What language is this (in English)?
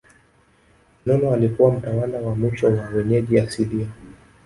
Swahili